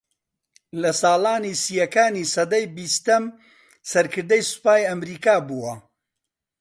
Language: Central Kurdish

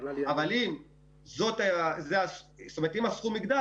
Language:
Hebrew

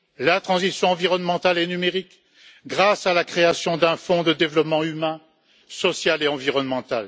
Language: French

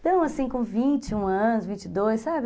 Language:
Portuguese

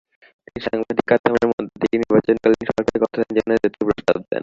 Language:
Bangla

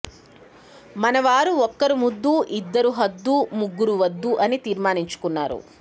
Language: Telugu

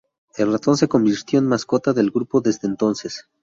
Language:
Spanish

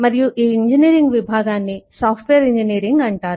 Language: Telugu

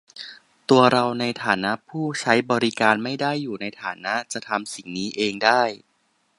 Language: Thai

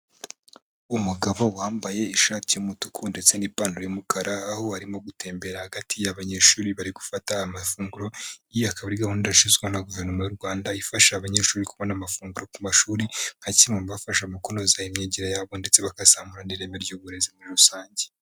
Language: Kinyarwanda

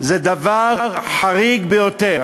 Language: Hebrew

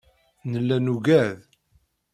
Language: Kabyle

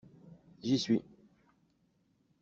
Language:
French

